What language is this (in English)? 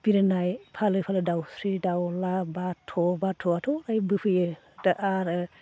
Bodo